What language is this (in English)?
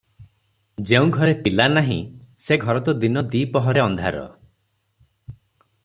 Odia